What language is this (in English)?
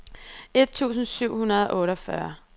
Danish